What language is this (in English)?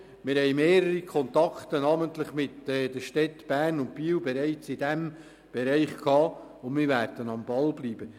Swiss German